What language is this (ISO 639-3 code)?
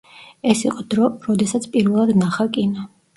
kat